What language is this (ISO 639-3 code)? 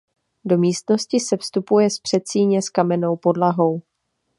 ces